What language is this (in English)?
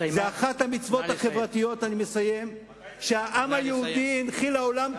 Hebrew